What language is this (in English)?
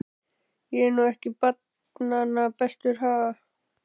Icelandic